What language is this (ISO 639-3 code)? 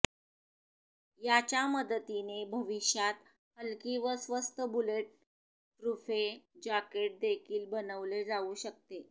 mar